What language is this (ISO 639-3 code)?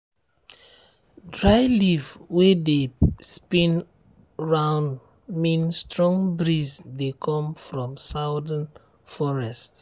pcm